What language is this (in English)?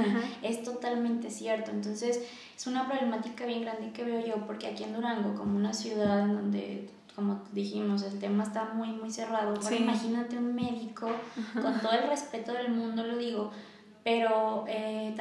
Spanish